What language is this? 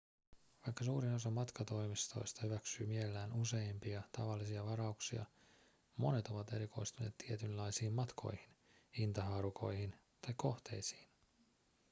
Finnish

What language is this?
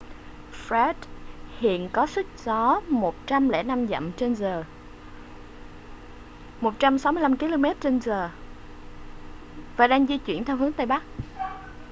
Vietnamese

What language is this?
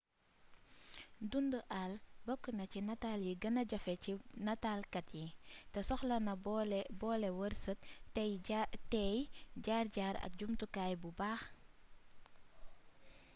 Wolof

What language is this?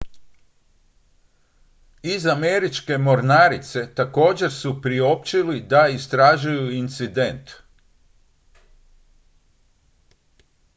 Croatian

